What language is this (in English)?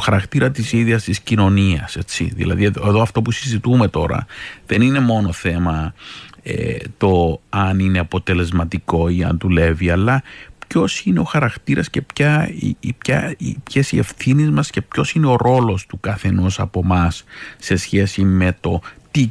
Greek